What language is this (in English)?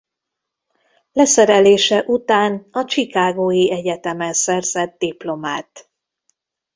Hungarian